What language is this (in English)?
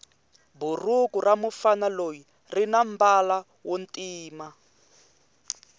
Tsonga